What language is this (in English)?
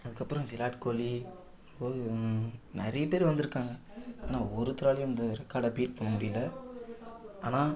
Tamil